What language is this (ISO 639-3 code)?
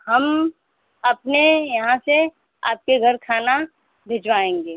hin